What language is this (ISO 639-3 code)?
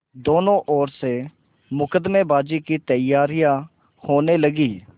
hin